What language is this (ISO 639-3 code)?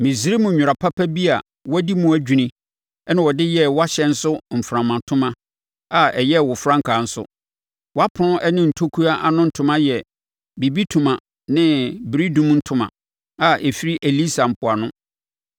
aka